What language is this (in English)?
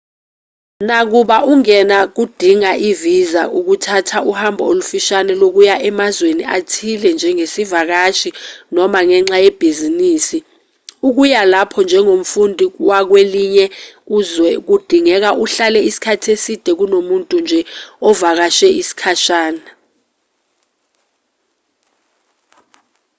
Zulu